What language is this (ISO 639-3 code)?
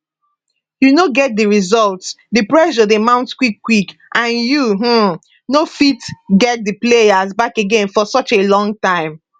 pcm